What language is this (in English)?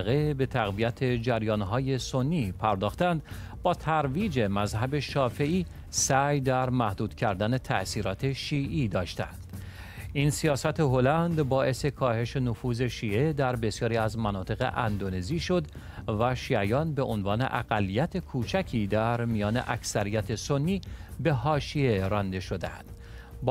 Persian